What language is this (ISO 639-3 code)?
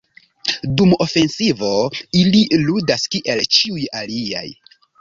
epo